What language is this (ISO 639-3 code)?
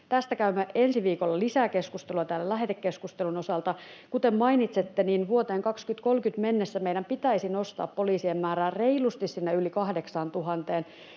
fin